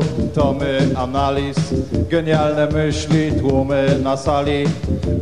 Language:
Polish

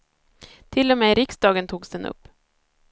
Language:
Swedish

